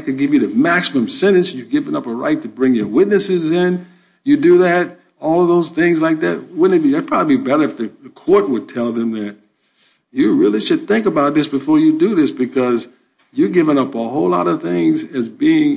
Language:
English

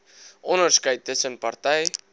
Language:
Afrikaans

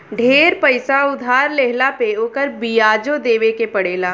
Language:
Bhojpuri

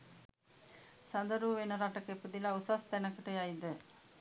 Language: Sinhala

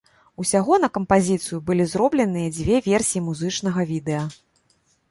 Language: Belarusian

